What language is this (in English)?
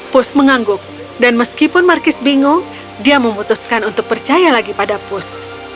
Indonesian